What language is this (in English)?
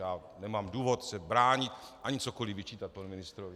Czech